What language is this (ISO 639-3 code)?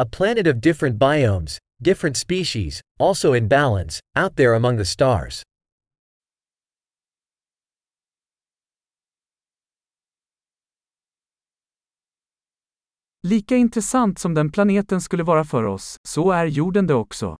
swe